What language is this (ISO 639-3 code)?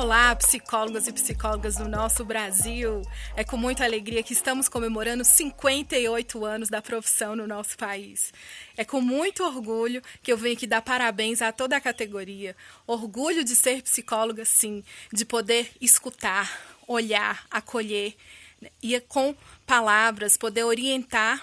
por